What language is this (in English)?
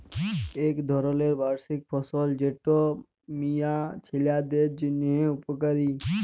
Bangla